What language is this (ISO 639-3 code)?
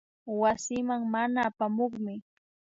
qvi